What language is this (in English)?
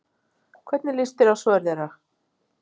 Icelandic